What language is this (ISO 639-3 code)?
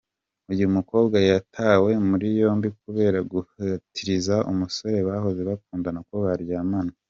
kin